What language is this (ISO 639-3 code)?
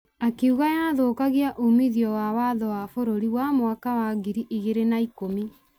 kik